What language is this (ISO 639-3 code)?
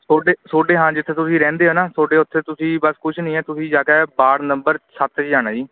pan